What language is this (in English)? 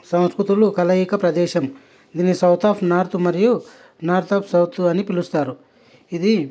Telugu